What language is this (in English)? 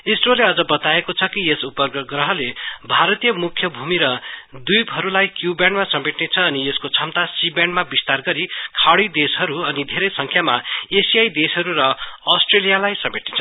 Nepali